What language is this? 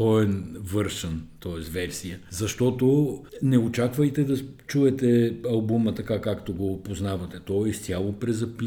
Bulgarian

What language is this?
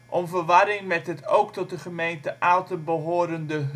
Dutch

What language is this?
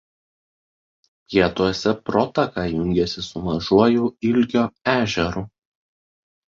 Lithuanian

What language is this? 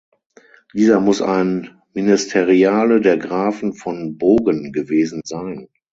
German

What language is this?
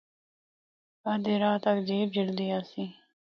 Northern Hindko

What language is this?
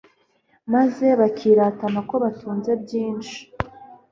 Kinyarwanda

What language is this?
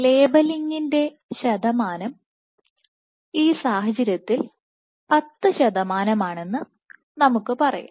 Malayalam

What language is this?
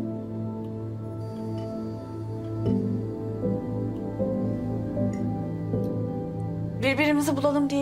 Turkish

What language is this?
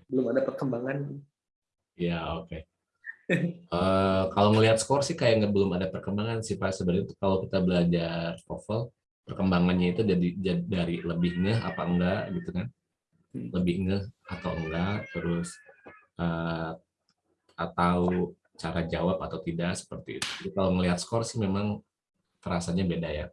Indonesian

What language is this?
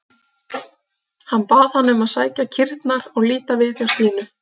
Icelandic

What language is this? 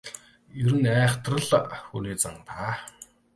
Mongolian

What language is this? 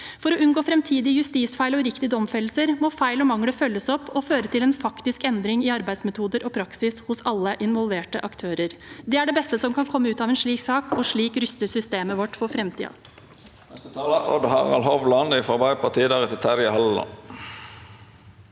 Norwegian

